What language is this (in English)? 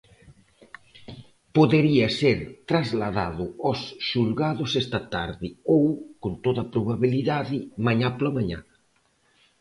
Galician